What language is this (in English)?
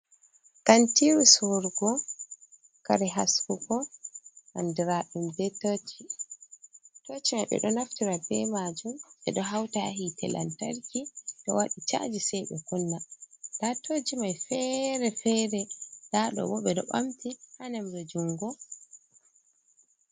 Fula